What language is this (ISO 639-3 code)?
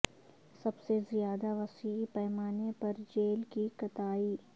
urd